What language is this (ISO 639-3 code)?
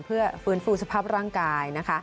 tha